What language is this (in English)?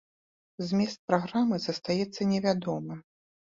Belarusian